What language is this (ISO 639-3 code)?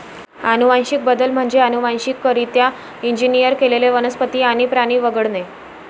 mar